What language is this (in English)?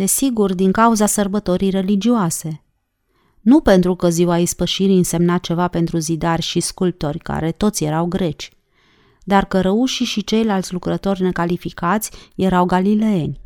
Romanian